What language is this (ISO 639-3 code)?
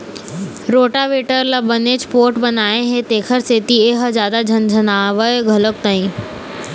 hne